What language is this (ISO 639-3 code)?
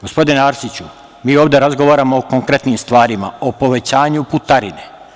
srp